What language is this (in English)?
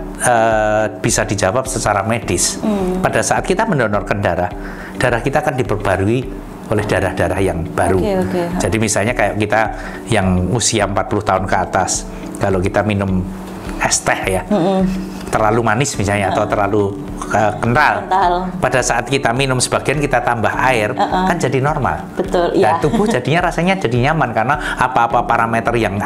Indonesian